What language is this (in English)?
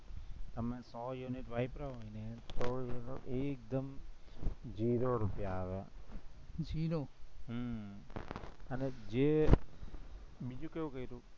Gujarati